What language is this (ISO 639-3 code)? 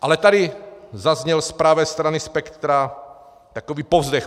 ces